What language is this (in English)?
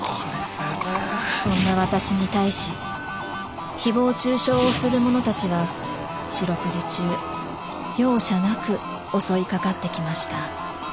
Japanese